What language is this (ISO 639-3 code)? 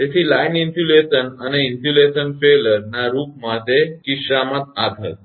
guj